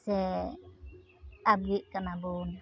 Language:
Santali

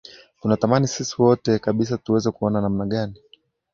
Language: Swahili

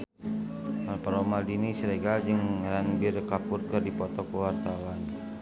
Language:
Sundanese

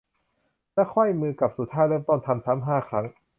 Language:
Thai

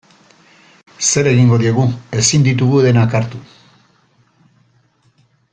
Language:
Basque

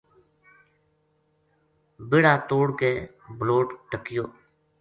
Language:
Gujari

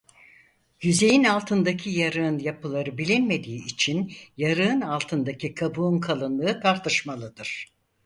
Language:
Turkish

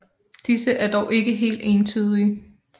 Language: Danish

